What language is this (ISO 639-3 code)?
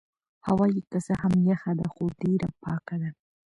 pus